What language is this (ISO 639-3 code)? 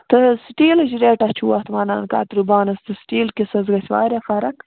kas